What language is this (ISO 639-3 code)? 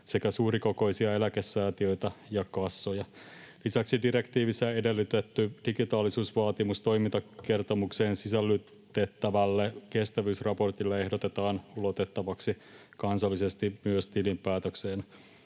fin